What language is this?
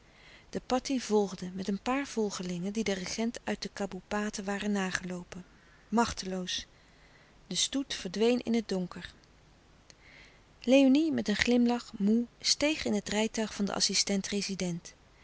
Dutch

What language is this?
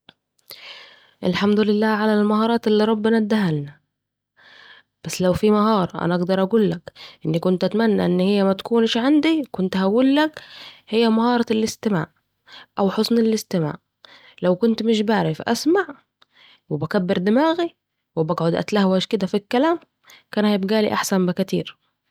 Saidi Arabic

